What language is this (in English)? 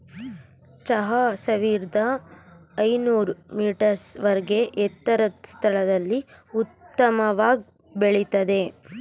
Kannada